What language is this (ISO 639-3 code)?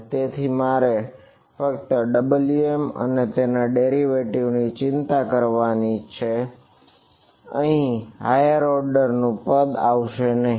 guj